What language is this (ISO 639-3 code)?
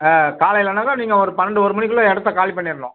tam